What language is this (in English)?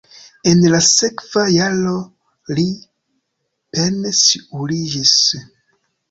Esperanto